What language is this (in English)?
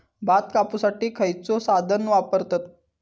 Marathi